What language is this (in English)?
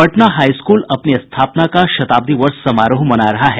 Hindi